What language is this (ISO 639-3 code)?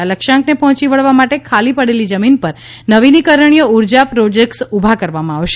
guj